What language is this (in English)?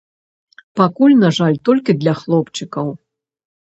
Belarusian